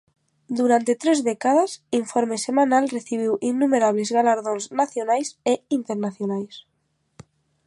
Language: Galician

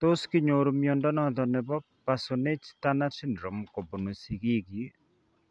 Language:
Kalenjin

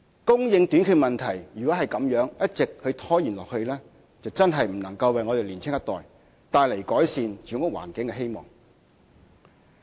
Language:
Cantonese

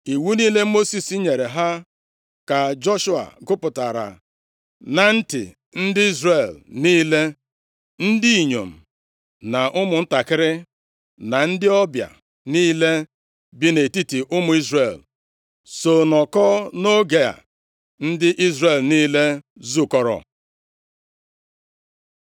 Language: Igbo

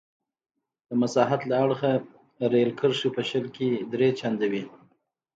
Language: Pashto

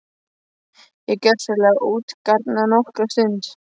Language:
Icelandic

